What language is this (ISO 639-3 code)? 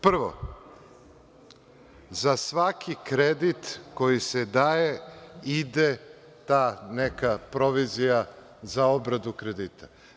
srp